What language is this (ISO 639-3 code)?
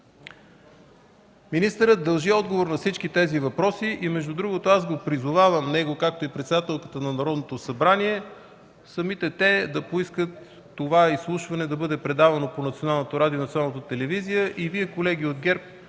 bul